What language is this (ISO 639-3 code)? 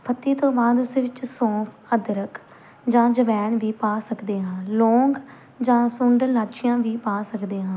pan